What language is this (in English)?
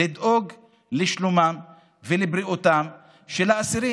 Hebrew